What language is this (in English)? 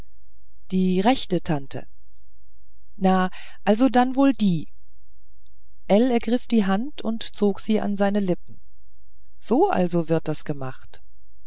German